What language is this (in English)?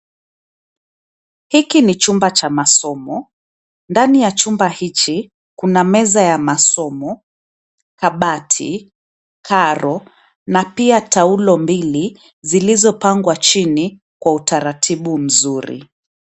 Swahili